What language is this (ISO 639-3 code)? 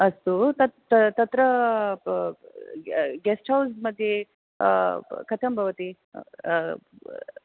san